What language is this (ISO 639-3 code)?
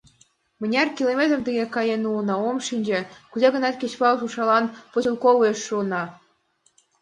chm